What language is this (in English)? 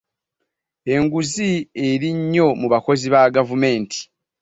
Ganda